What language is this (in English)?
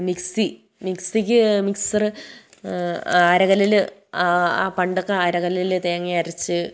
Malayalam